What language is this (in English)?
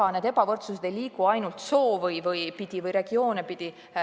Estonian